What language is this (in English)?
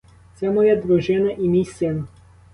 Ukrainian